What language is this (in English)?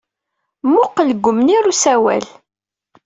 Kabyle